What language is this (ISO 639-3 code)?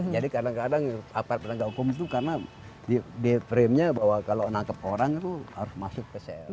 ind